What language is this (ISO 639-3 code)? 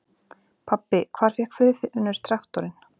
isl